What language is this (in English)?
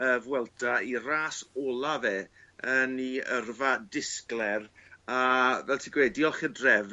Welsh